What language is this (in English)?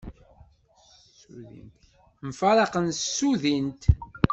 Kabyle